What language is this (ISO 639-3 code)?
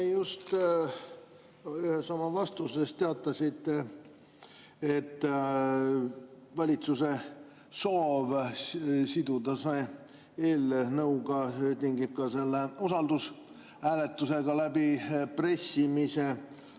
est